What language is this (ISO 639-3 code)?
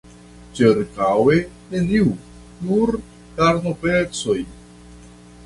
epo